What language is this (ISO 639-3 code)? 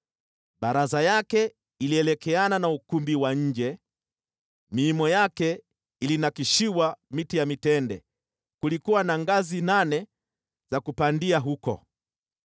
swa